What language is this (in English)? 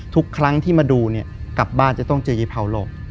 Thai